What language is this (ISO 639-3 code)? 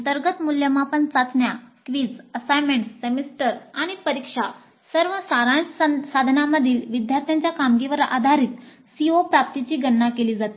mar